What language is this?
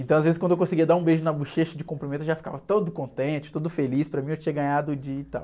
Portuguese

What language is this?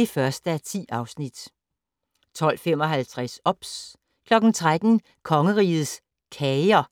Danish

